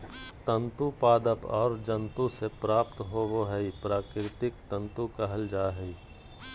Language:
Magahi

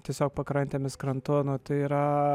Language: Lithuanian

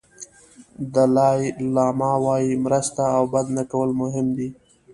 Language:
Pashto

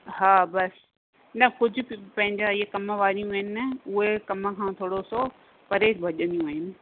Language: Sindhi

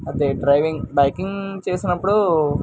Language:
Telugu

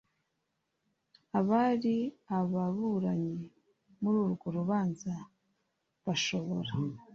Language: Kinyarwanda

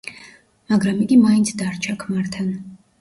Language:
Georgian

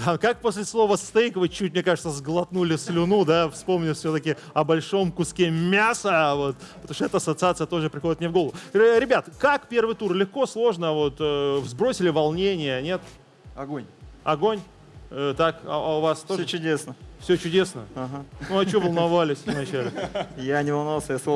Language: Russian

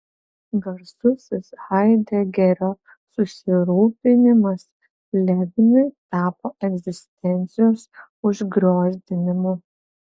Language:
Lithuanian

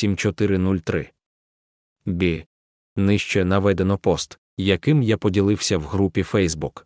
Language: Ukrainian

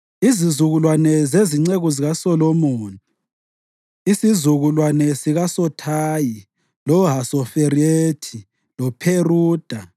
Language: North Ndebele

